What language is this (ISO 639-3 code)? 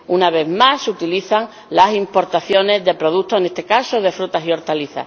spa